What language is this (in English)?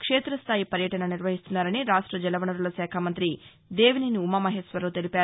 Telugu